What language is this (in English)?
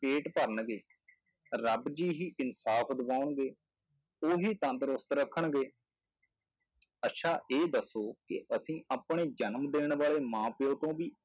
Punjabi